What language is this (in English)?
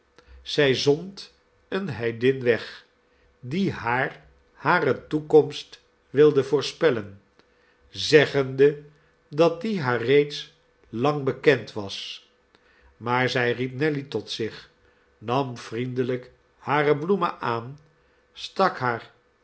Dutch